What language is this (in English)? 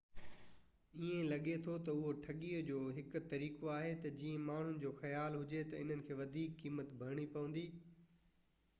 Sindhi